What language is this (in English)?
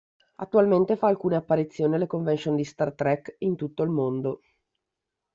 Italian